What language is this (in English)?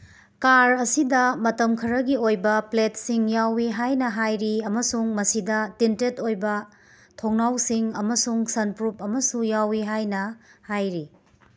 Manipuri